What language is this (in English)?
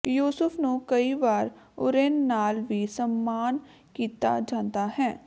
Punjabi